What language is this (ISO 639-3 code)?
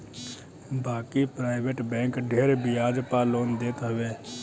bho